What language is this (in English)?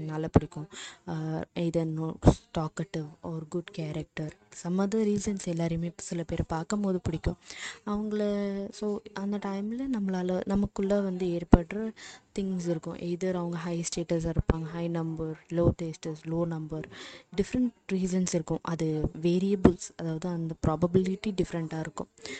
Tamil